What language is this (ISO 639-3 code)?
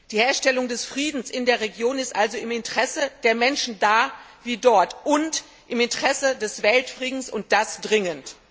deu